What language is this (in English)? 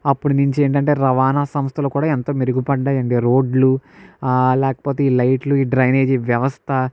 Telugu